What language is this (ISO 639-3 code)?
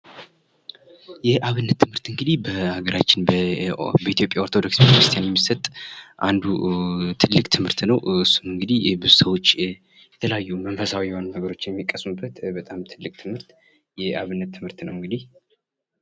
amh